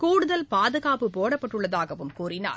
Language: Tamil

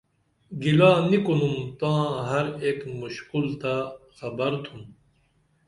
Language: Dameli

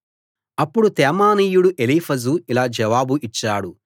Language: Telugu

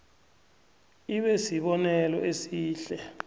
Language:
South Ndebele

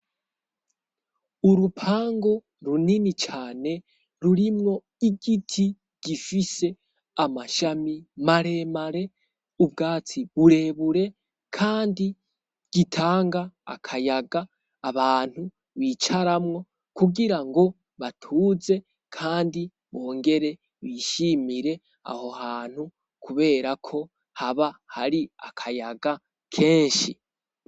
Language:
Rundi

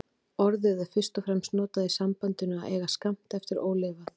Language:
Icelandic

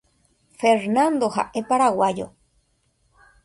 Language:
Guarani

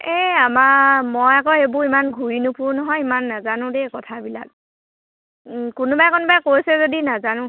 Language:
Assamese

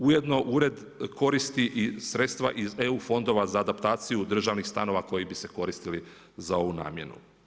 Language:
Croatian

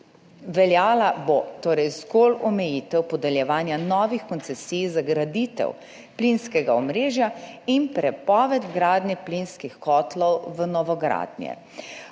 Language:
Slovenian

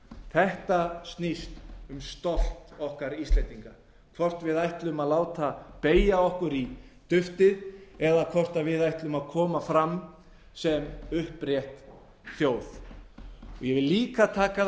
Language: Icelandic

